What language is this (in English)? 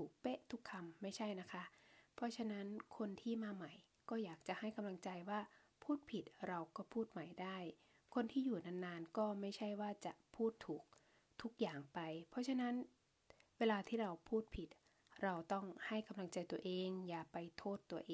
Thai